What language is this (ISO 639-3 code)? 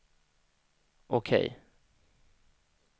swe